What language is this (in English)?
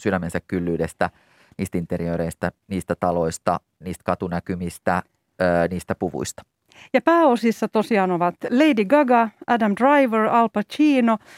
Finnish